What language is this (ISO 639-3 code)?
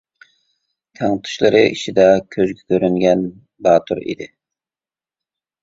uig